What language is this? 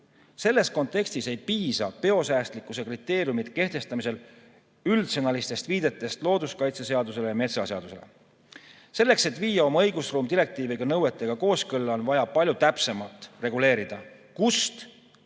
Estonian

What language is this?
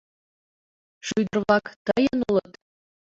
Mari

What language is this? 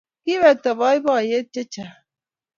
Kalenjin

